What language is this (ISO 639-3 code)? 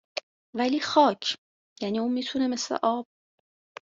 fas